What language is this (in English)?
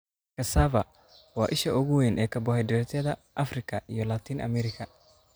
Somali